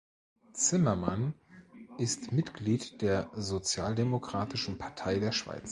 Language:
German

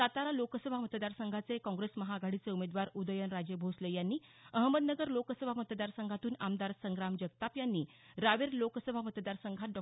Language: Marathi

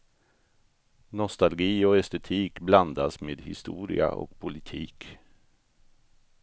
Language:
Swedish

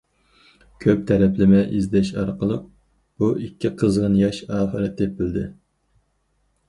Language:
Uyghur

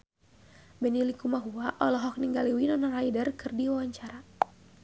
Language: Sundanese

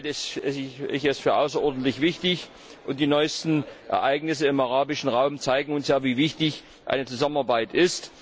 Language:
German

